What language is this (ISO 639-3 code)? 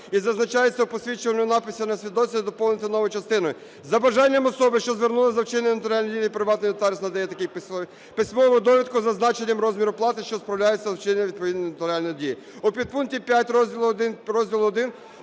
ukr